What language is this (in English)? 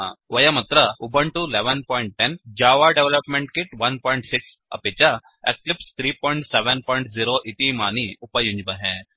Sanskrit